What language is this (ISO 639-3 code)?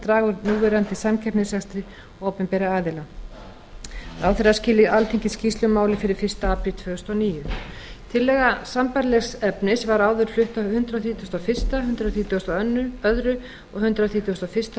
isl